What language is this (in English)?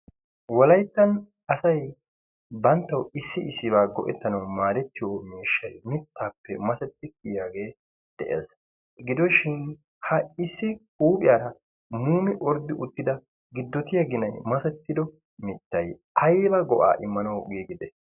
Wolaytta